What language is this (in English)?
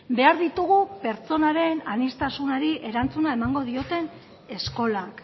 Basque